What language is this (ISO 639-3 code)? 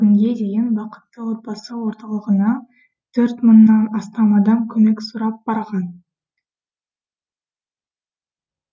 kaz